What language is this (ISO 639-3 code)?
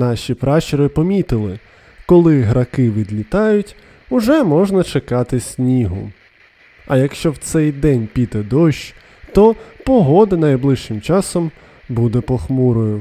ukr